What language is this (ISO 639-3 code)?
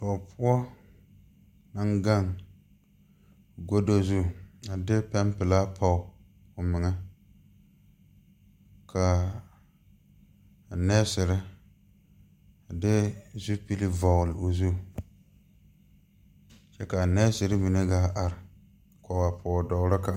dga